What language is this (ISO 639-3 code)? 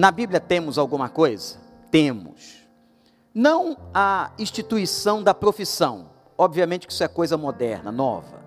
por